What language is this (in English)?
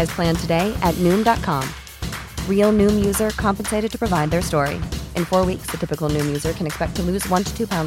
Filipino